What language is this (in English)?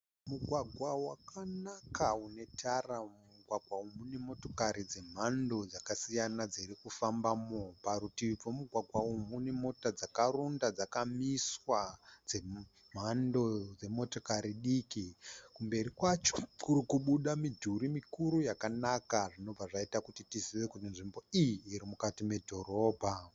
Shona